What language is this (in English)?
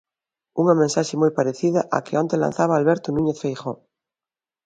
Galician